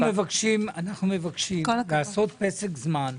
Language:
Hebrew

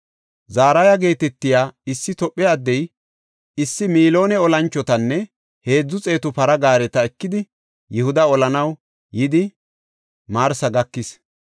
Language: Gofa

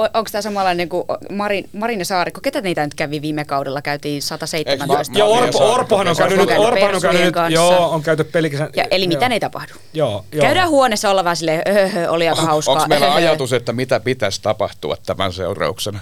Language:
Finnish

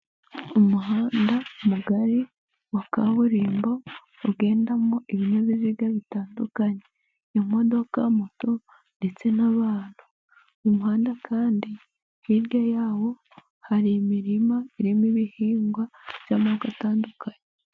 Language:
Kinyarwanda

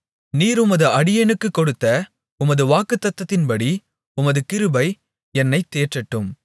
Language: Tamil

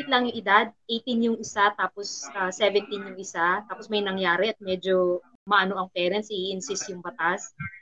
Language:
Filipino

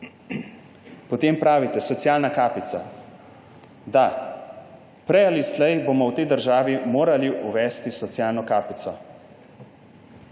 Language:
Slovenian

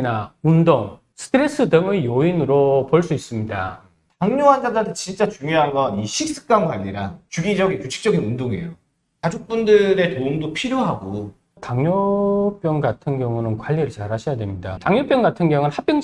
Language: Korean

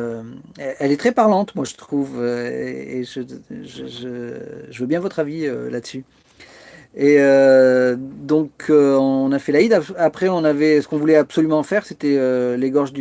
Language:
French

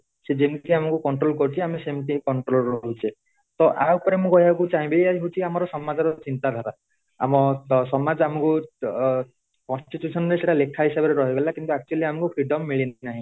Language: Odia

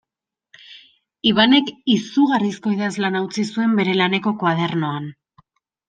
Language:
Basque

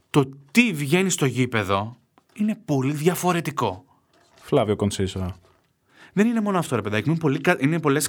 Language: Greek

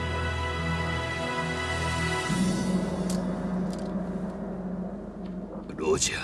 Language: Japanese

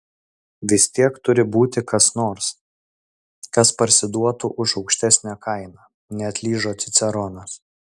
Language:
Lithuanian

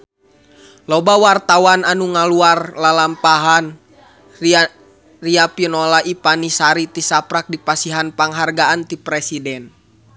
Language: Sundanese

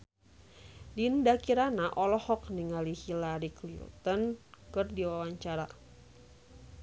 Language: Sundanese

